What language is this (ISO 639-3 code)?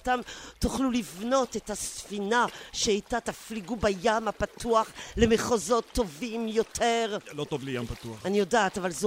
heb